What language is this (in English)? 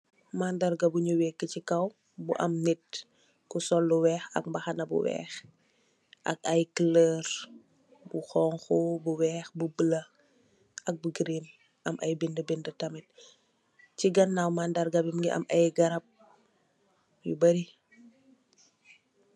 Wolof